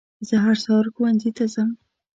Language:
Pashto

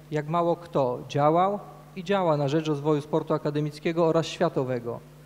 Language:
Polish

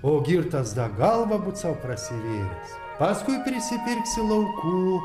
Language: Lithuanian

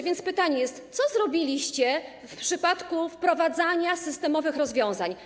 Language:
Polish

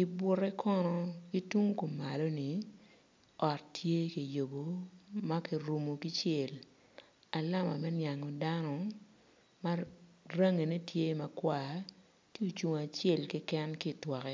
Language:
Acoli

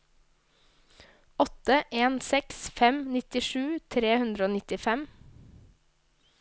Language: Norwegian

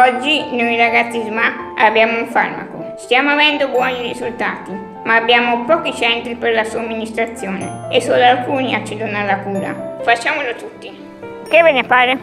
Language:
Italian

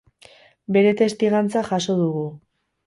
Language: Basque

